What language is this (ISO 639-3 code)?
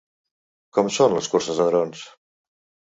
cat